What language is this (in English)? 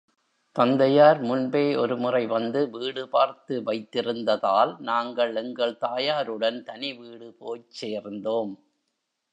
Tamil